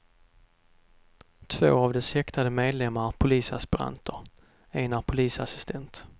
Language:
Swedish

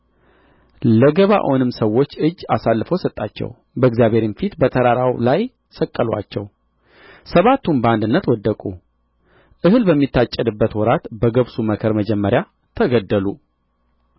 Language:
Amharic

